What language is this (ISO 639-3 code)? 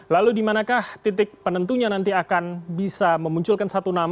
ind